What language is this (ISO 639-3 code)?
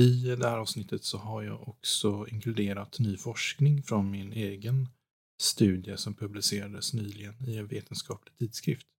swe